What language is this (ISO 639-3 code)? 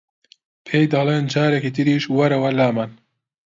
ckb